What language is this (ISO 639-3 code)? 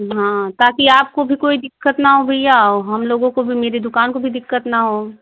hin